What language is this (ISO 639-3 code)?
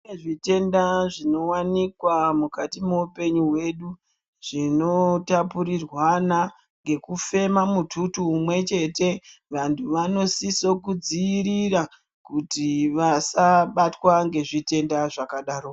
ndc